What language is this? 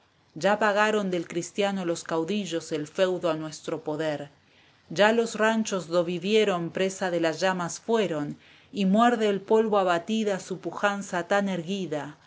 Spanish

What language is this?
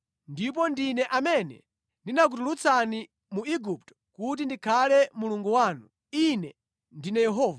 Nyanja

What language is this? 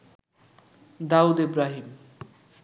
Bangla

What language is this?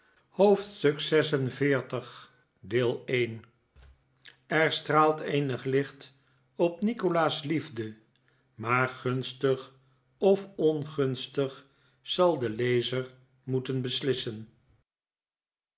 Dutch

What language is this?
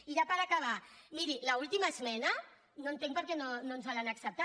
Catalan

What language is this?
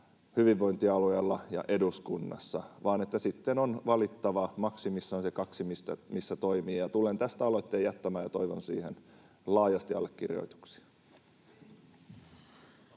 Finnish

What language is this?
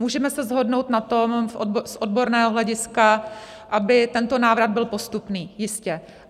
Czech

